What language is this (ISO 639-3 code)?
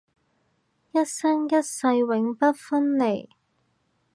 yue